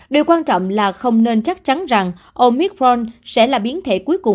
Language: Vietnamese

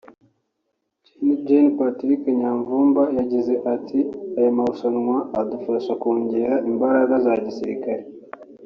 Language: Kinyarwanda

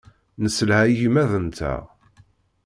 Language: Kabyle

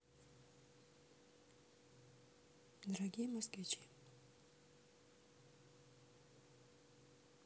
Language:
Russian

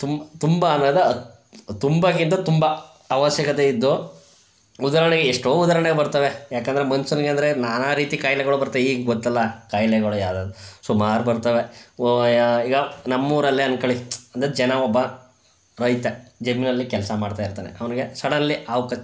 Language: Kannada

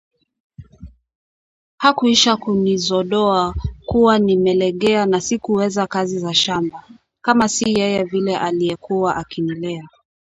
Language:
Swahili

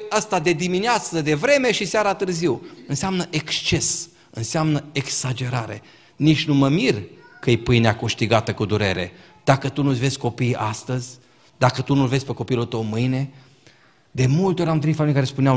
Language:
Romanian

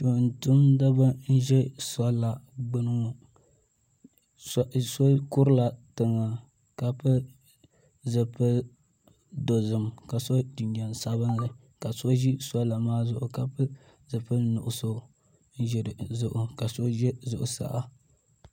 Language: Dagbani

